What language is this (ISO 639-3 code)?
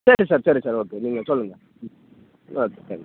tam